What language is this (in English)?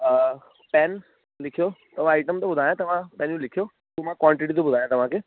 Sindhi